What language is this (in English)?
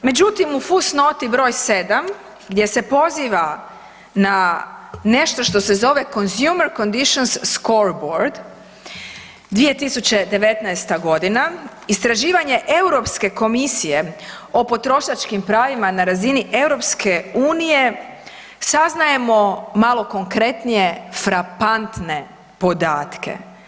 Croatian